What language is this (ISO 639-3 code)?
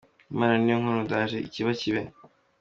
kin